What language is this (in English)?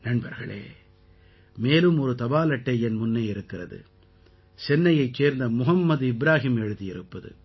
Tamil